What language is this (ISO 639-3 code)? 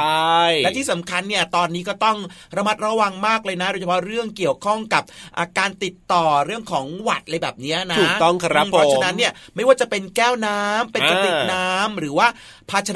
tha